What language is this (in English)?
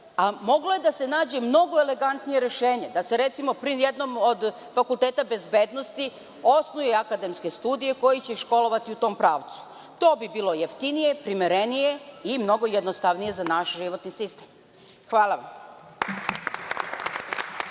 Serbian